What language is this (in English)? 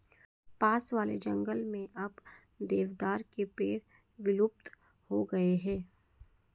Hindi